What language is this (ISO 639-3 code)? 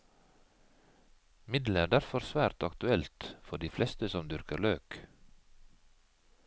nor